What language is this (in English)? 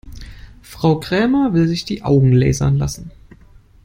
German